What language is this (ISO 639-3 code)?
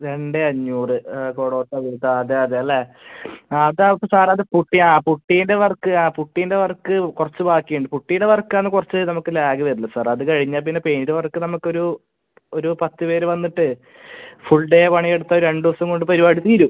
mal